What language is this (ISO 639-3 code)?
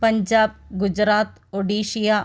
mal